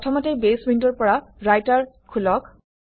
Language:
Assamese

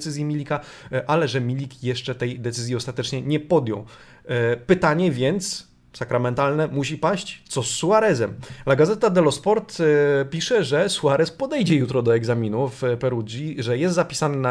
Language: Polish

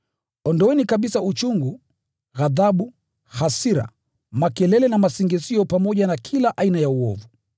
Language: Swahili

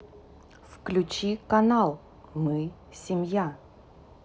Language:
Russian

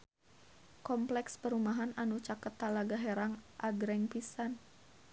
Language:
Sundanese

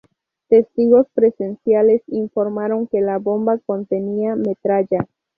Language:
Spanish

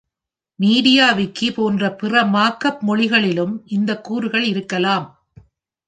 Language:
Tamil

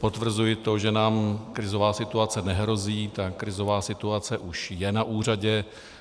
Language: Czech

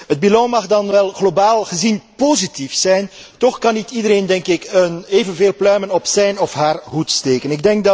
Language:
Dutch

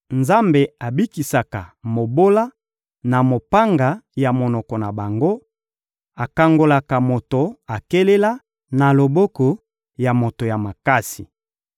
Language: Lingala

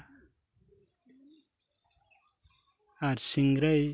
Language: Santali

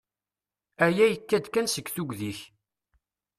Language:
Kabyle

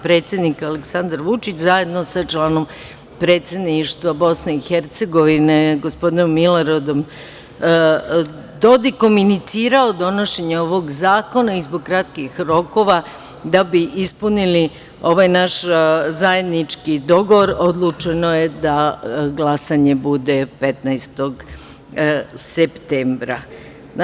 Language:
Serbian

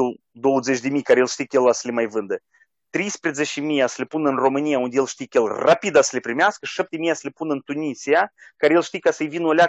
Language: Romanian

